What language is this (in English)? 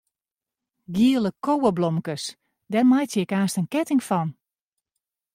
Western Frisian